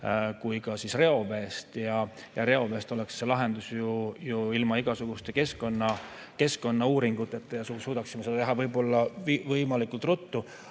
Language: Estonian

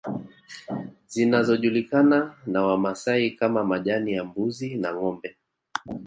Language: Swahili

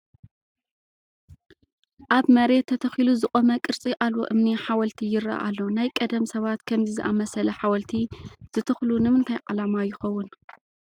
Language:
Tigrinya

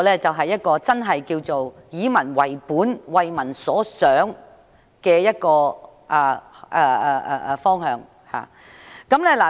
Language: Cantonese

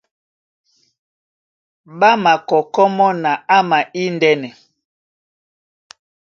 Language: Duala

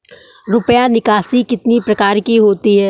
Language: Hindi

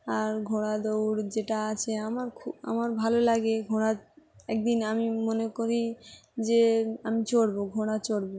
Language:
Bangla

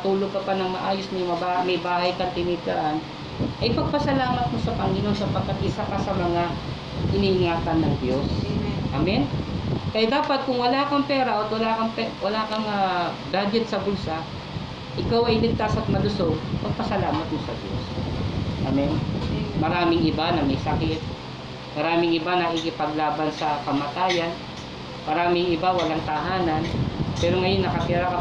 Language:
Filipino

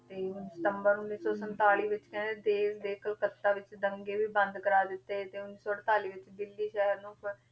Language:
Punjabi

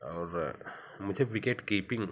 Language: Hindi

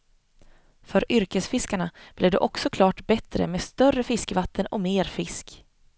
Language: Swedish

